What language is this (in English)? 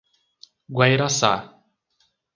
Portuguese